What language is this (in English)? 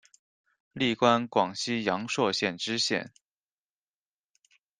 Chinese